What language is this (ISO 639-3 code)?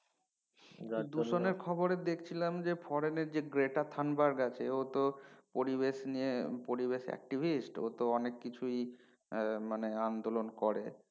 ben